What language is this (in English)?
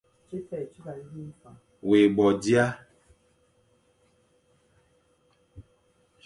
Fang